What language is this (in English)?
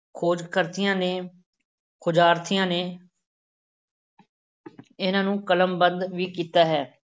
Punjabi